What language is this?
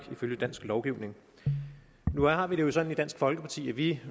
Danish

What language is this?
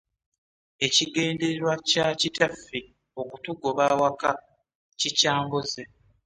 Ganda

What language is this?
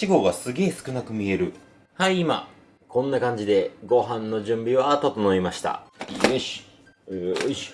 Japanese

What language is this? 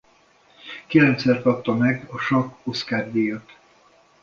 Hungarian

